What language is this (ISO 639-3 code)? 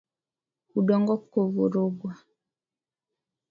swa